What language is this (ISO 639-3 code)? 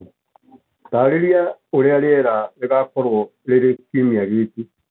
kik